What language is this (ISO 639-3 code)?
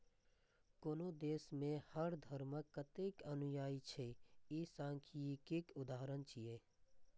mai